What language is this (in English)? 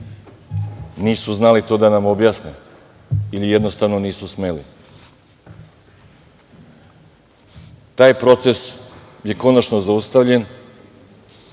Serbian